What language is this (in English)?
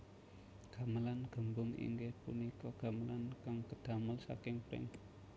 Javanese